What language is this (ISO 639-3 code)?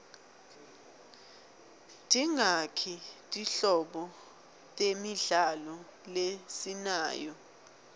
ssw